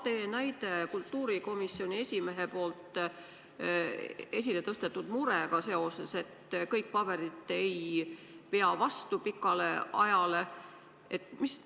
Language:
Estonian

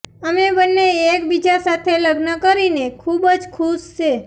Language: Gujarati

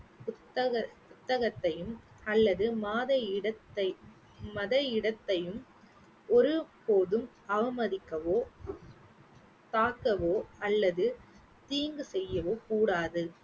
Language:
Tamil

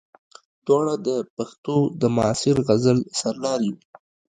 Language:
Pashto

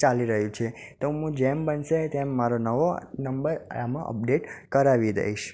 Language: Gujarati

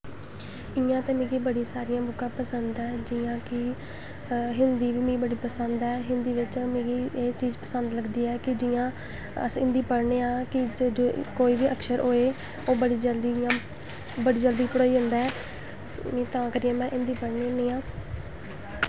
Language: Dogri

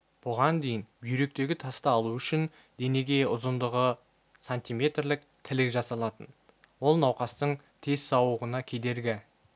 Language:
Kazakh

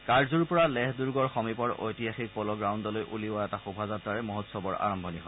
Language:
Assamese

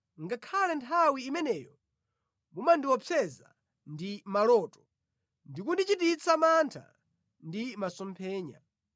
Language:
Nyanja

